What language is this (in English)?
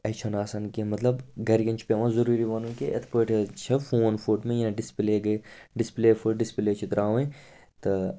Kashmiri